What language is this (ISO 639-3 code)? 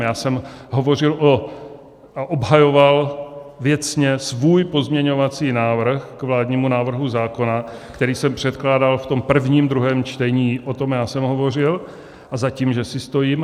ces